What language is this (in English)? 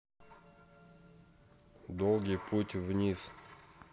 Russian